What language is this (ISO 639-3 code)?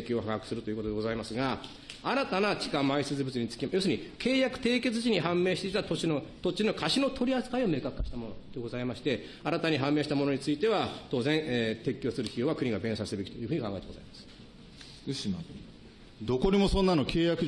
jpn